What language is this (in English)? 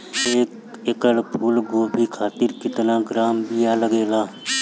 Bhojpuri